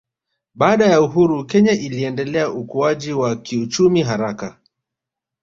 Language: Swahili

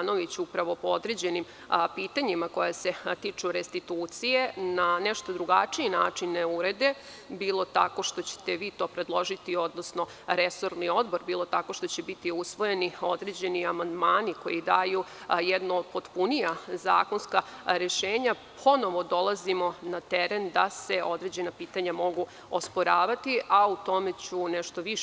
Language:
Serbian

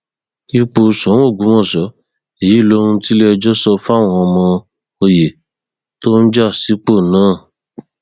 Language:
Yoruba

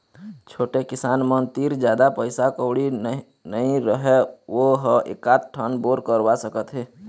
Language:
Chhattisgarhi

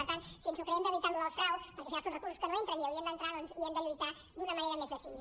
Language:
Catalan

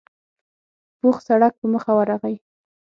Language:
Pashto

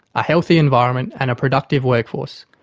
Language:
English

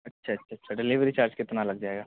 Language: Urdu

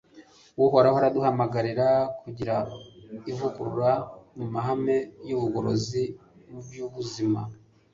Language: Kinyarwanda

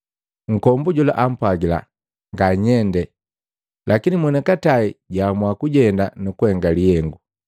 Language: Matengo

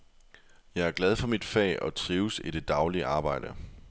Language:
Danish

